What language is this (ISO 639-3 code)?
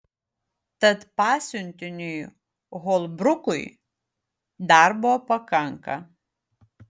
lit